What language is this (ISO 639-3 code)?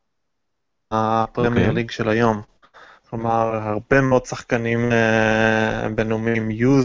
heb